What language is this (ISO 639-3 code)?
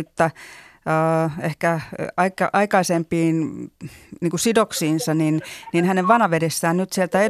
fin